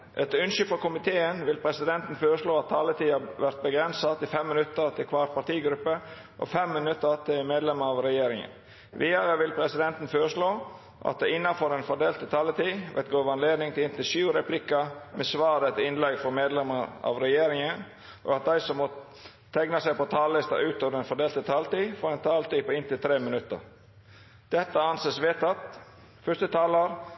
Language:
Norwegian Nynorsk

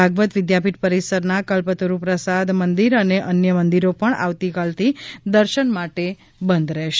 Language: Gujarati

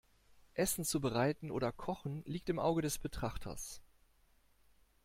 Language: German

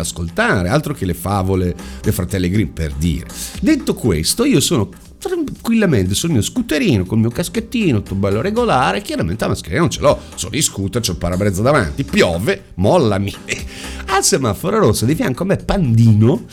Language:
Italian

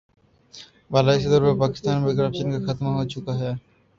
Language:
Urdu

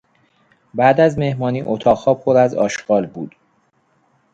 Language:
Persian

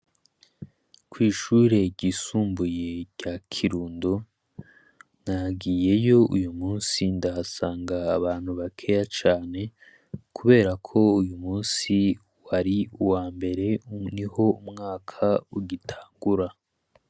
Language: Rundi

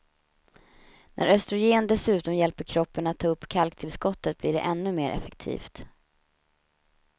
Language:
Swedish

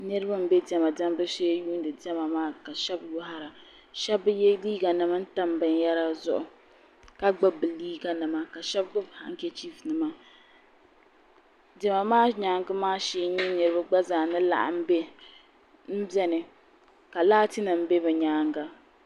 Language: Dagbani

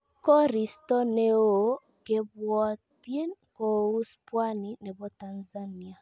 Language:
Kalenjin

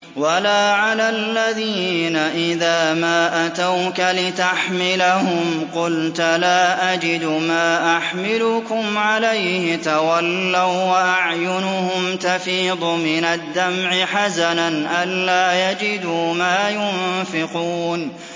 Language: Arabic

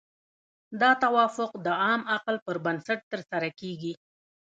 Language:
Pashto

